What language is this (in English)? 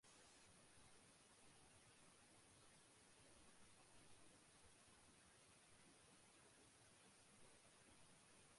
Bangla